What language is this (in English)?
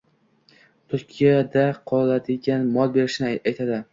Uzbek